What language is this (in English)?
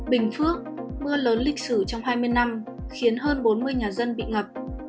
Vietnamese